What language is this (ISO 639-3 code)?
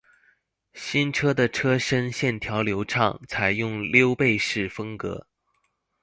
zho